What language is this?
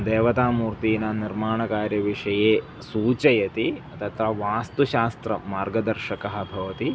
Sanskrit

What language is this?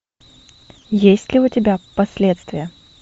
Russian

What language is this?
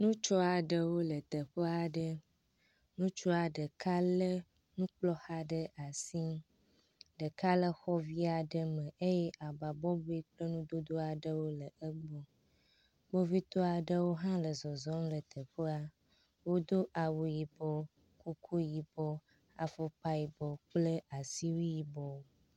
Ewe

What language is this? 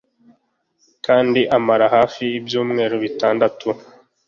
Kinyarwanda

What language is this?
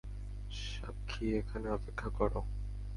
Bangla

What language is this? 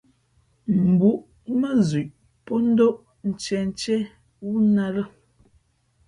Fe'fe'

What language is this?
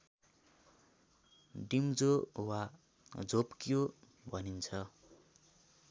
Nepali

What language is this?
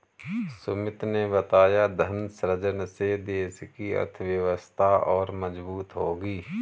Hindi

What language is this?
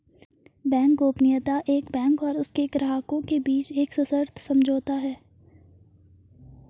Hindi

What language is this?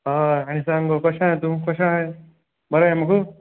Konkani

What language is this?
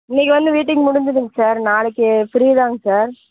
Tamil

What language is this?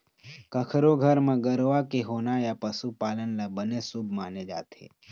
Chhattisgarhi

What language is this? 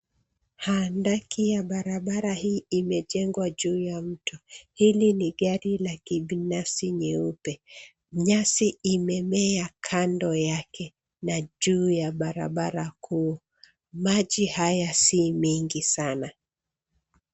Swahili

